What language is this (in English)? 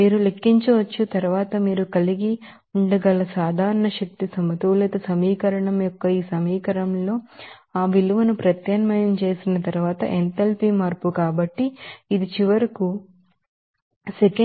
Telugu